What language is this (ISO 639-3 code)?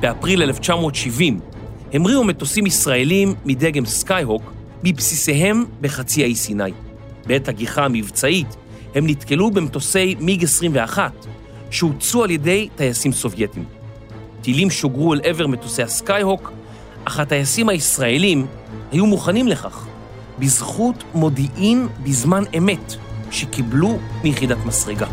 heb